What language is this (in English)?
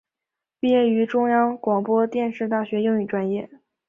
Chinese